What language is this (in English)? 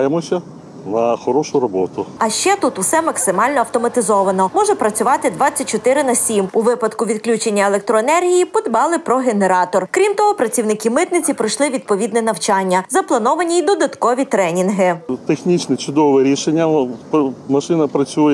Ukrainian